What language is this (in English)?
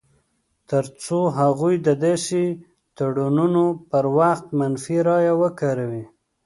Pashto